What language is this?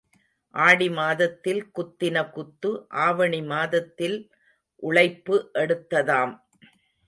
Tamil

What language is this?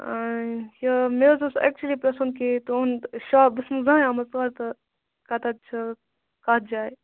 Kashmiri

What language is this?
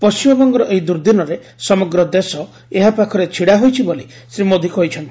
Odia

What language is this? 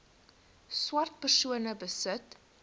Afrikaans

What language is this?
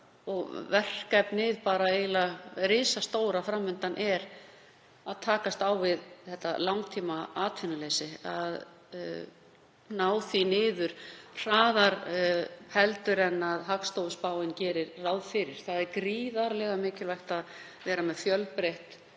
Icelandic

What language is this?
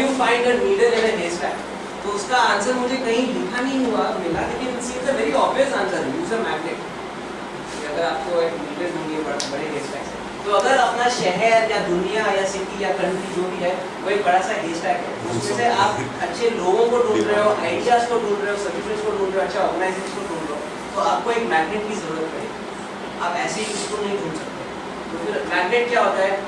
French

